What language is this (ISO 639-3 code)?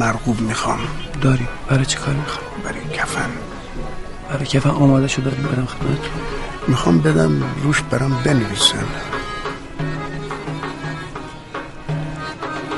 fas